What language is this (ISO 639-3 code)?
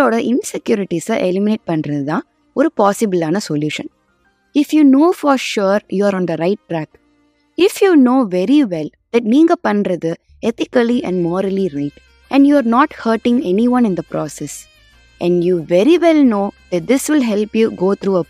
tam